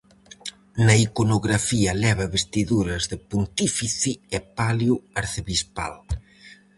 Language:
Galician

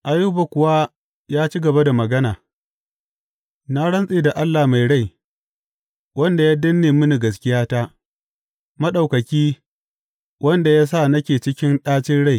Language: Hausa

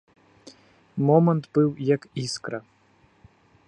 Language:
Belarusian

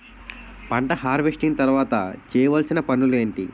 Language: Telugu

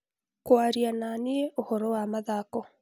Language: Kikuyu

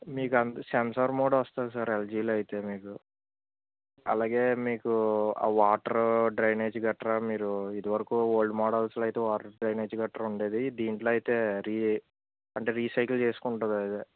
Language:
Telugu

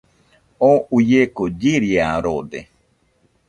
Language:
Nüpode Huitoto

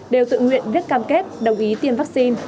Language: Vietnamese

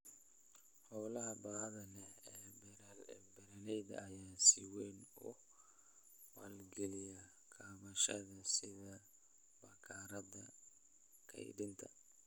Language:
Somali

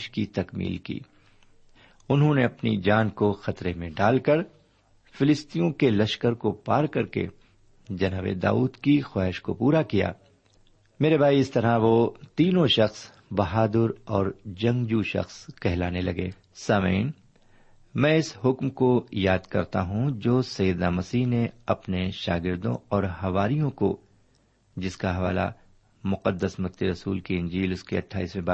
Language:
Urdu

